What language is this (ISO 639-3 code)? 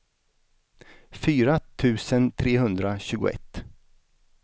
swe